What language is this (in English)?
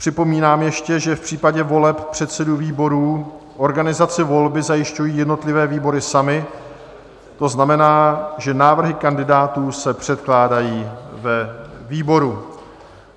Czech